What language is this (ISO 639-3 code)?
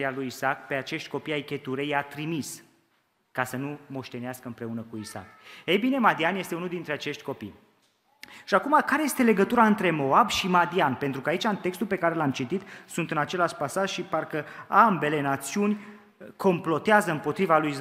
ron